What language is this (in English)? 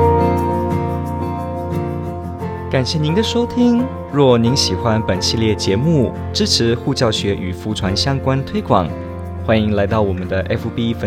Chinese